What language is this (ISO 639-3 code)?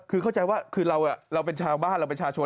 tha